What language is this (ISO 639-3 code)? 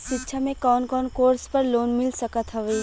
bho